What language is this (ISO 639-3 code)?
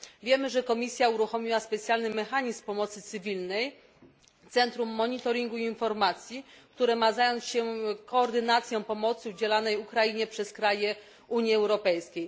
pol